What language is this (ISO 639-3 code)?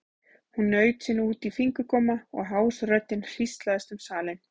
isl